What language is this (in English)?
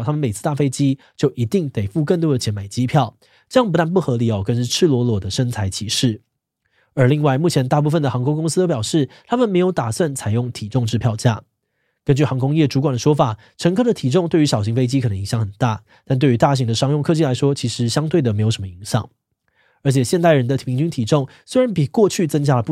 Chinese